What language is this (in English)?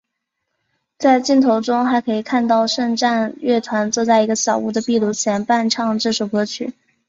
Chinese